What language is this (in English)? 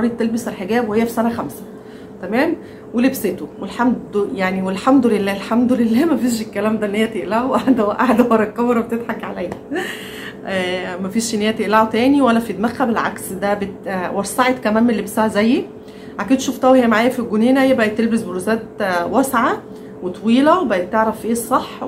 Arabic